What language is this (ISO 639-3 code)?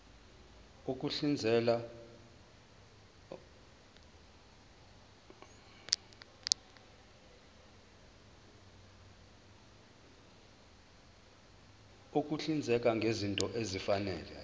zul